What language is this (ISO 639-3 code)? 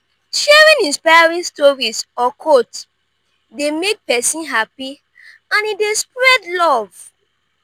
pcm